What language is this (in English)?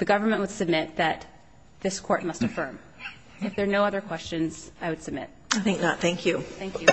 English